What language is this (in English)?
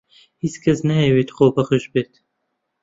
Central Kurdish